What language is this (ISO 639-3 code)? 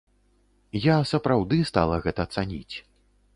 bel